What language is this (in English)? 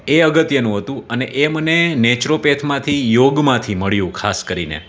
Gujarati